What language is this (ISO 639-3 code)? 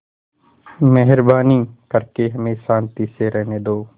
hin